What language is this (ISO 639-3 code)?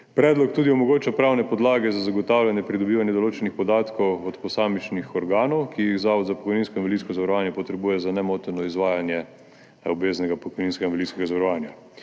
slv